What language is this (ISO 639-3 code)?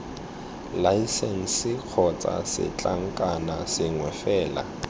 tsn